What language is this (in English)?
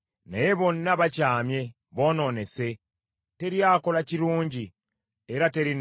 Ganda